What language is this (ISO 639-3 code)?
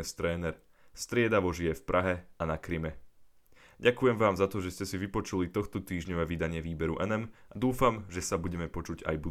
slk